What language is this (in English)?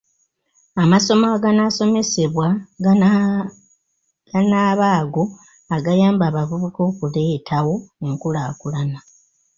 Ganda